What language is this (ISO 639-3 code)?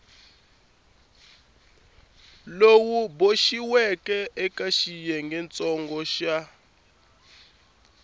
tso